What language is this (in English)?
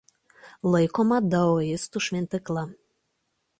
Lithuanian